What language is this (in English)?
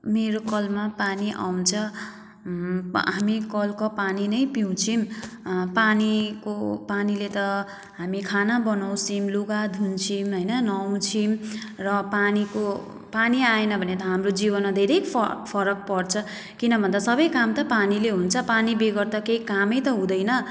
Nepali